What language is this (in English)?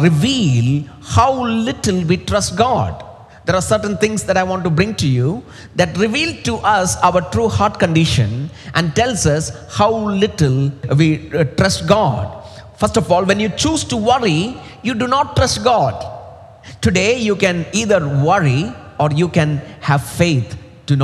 English